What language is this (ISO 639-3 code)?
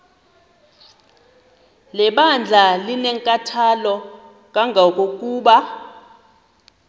xho